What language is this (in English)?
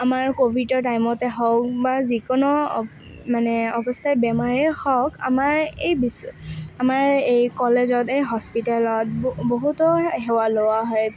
Assamese